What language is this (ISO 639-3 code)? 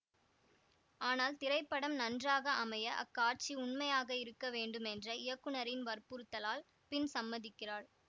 tam